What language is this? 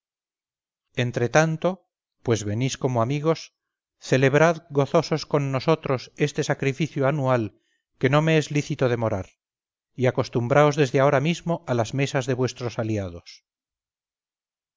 Spanish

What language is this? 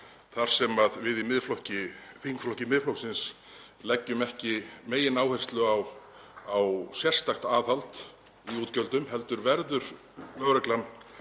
Icelandic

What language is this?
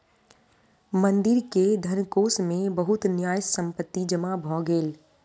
Maithili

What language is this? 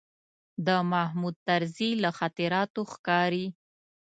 Pashto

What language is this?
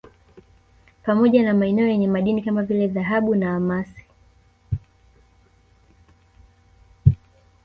Swahili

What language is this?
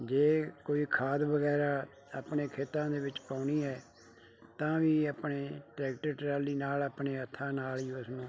Punjabi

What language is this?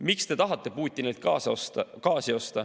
Estonian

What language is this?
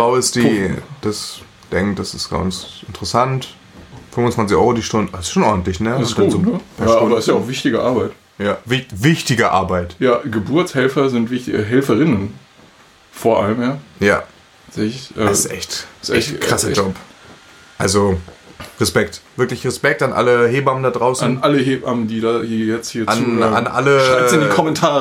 German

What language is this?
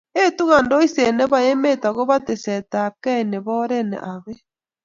Kalenjin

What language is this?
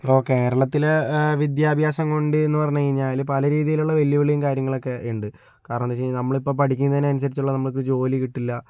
Malayalam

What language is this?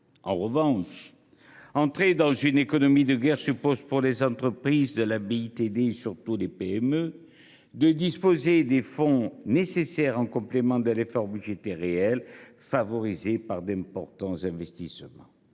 French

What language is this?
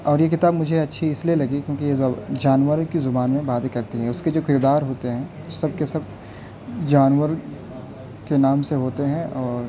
Urdu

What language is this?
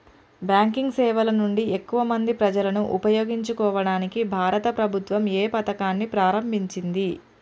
Telugu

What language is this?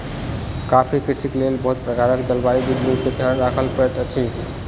Maithili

